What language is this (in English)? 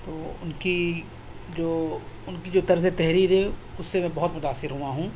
Urdu